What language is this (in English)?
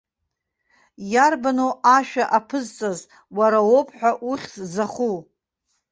Abkhazian